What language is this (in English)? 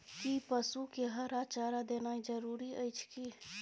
Maithili